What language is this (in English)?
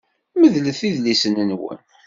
Kabyle